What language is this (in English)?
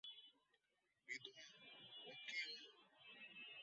Bangla